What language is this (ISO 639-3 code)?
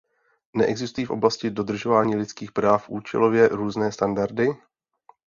ces